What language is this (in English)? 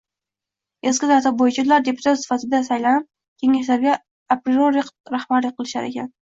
Uzbek